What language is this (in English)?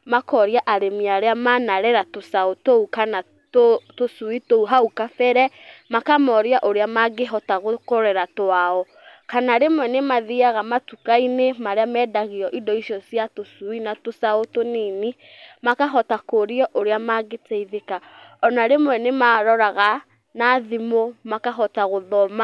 Kikuyu